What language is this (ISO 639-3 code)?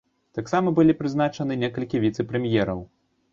bel